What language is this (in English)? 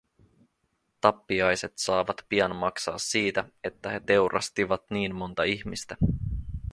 Finnish